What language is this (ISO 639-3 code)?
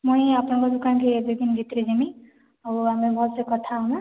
ori